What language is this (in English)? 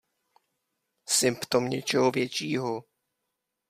Czech